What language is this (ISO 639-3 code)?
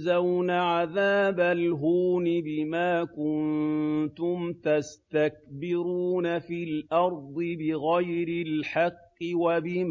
ara